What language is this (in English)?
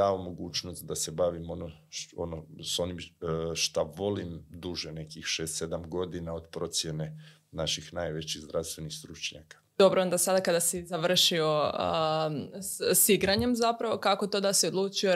Croatian